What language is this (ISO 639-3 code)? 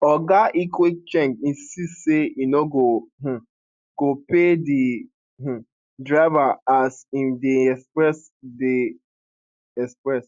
pcm